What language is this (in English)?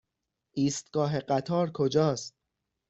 Persian